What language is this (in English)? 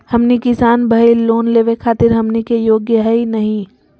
Magahi